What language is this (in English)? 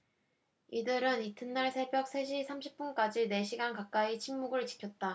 Korean